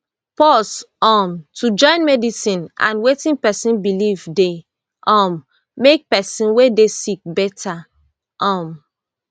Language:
Nigerian Pidgin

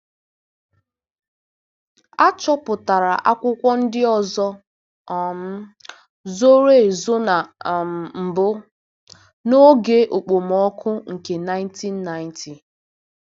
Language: Igbo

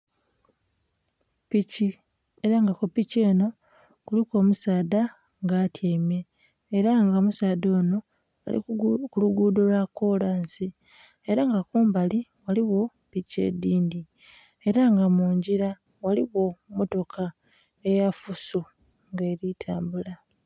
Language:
Soga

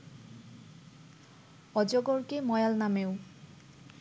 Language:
Bangla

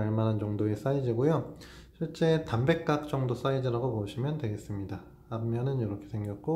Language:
Korean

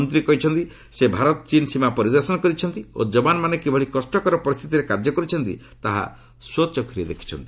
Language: Odia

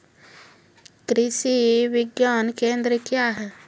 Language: Maithili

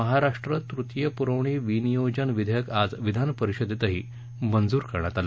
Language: Marathi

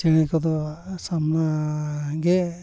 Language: Santali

